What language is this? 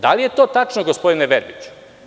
Serbian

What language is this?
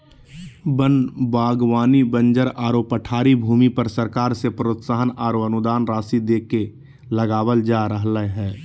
Magahi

